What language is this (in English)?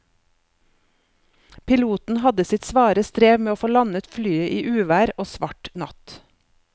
Norwegian